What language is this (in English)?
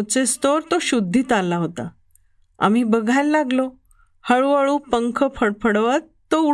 Marathi